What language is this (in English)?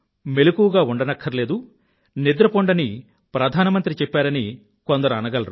Telugu